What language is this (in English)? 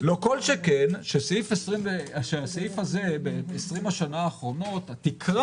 Hebrew